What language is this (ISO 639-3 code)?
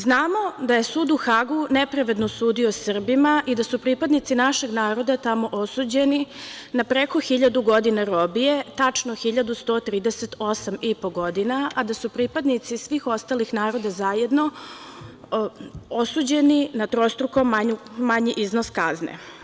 srp